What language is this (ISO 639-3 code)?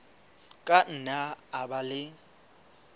sot